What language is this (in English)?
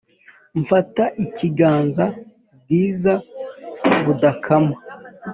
Kinyarwanda